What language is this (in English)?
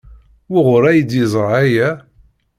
Kabyle